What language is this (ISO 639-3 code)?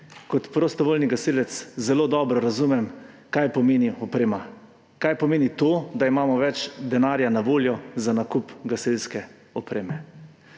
slv